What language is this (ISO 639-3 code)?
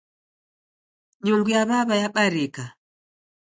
dav